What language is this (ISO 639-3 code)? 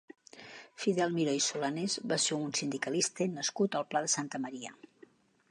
cat